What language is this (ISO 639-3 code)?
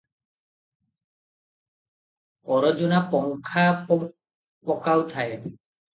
ori